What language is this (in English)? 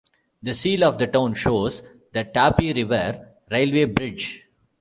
English